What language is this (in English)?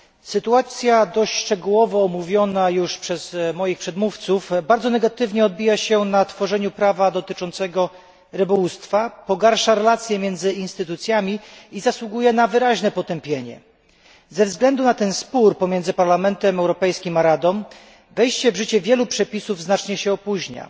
Polish